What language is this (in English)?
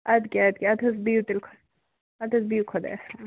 Kashmiri